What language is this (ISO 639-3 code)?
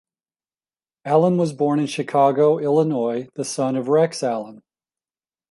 eng